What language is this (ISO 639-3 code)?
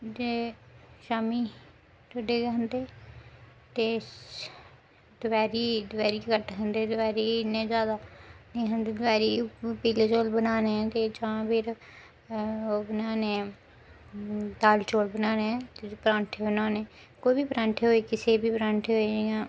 doi